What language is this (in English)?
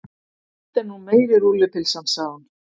Icelandic